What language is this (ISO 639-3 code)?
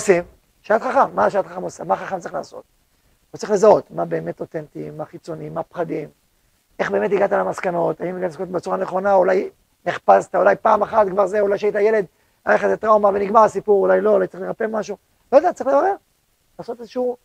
heb